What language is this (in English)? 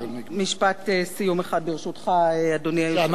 Hebrew